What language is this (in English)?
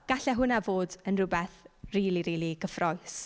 Welsh